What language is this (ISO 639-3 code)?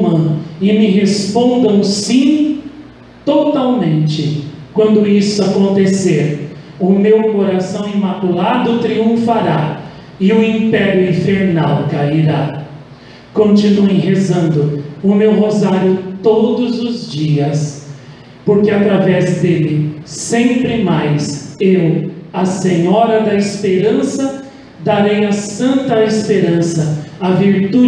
por